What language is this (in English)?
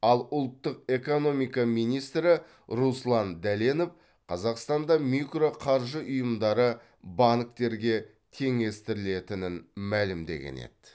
Kazakh